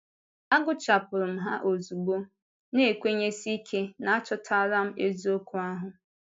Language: Igbo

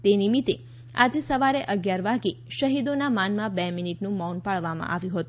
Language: Gujarati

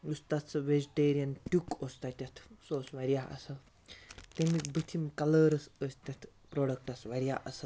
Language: Kashmiri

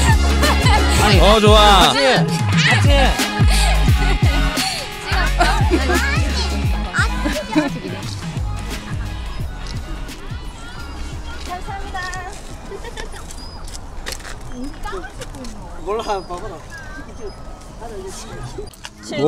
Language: Korean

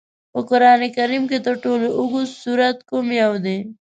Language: Pashto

